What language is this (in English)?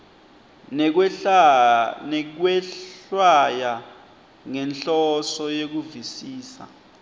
Swati